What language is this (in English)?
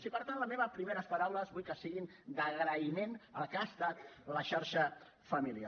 Catalan